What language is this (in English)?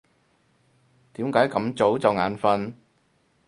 Cantonese